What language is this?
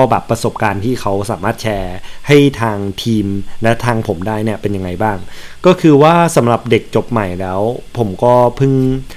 Thai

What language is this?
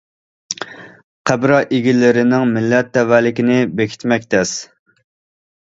Uyghur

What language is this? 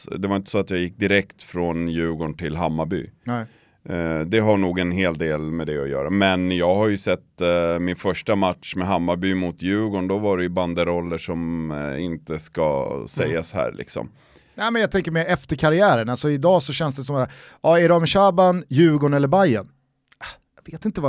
Swedish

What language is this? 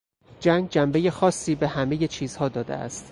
Persian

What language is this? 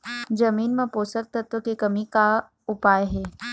Chhattisgarhi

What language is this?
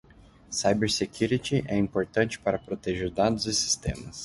Portuguese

